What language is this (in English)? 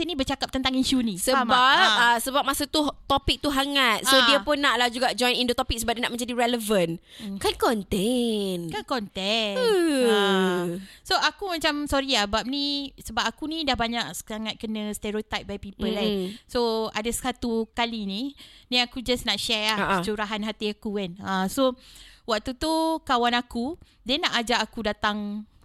Malay